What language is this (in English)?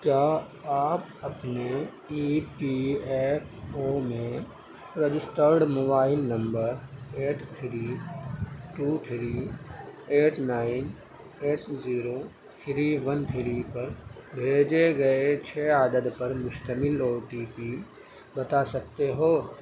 Urdu